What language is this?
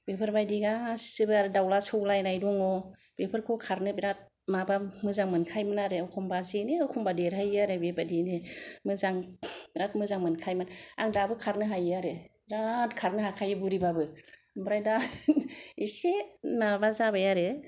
Bodo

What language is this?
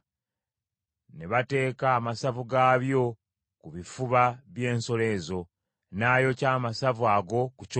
Ganda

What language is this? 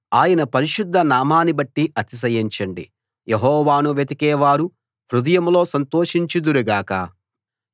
Telugu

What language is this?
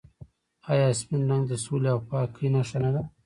Pashto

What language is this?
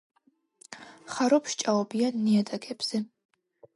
Georgian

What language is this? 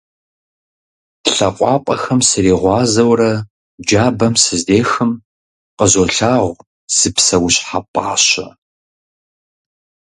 Kabardian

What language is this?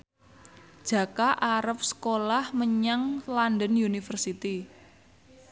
Javanese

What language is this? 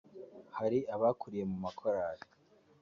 Kinyarwanda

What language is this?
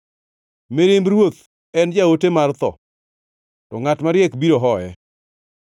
Luo (Kenya and Tanzania)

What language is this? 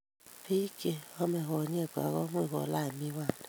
Kalenjin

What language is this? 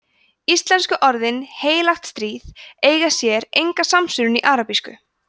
Icelandic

